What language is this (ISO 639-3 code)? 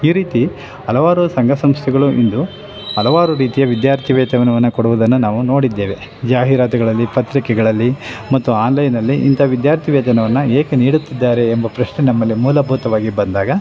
kan